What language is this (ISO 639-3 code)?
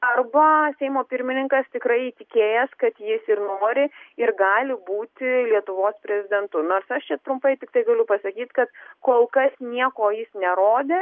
lit